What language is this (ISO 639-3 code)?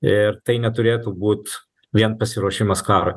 lit